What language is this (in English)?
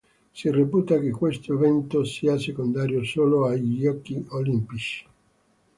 Italian